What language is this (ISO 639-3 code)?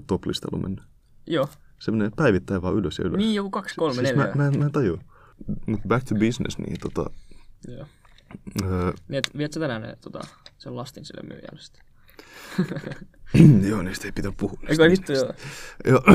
fin